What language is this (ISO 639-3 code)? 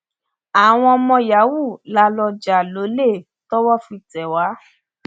yor